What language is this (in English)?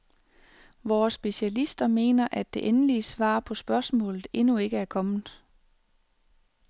Danish